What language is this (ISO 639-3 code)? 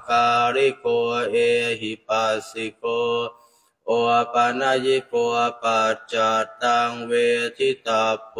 tha